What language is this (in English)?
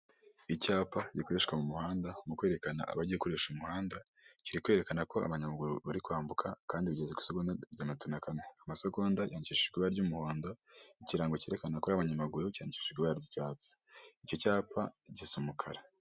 Kinyarwanda